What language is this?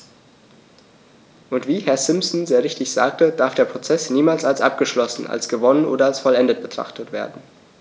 German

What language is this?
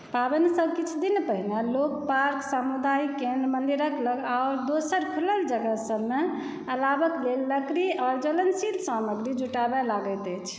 Maithili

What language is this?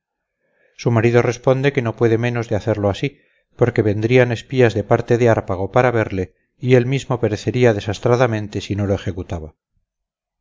Spanish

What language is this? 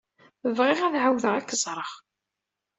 Kabyle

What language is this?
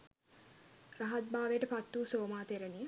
Sinhala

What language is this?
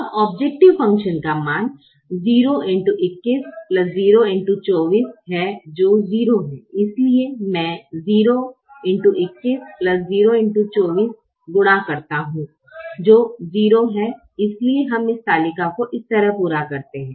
Hindi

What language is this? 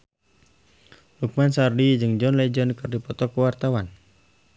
Sundanese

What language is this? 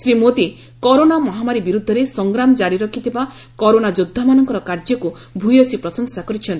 Odia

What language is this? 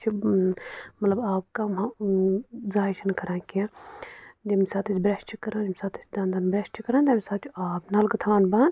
Kashmiri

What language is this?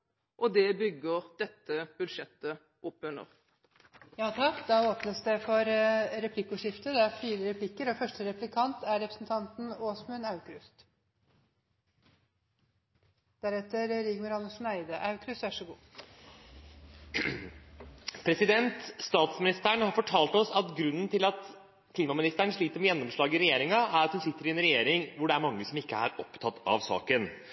Norwegian Bokmål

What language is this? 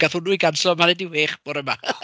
Welsh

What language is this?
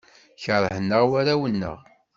Kabyle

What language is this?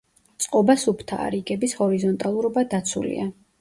Georgian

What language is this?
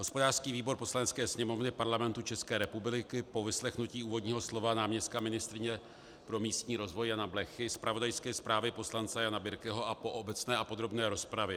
Czech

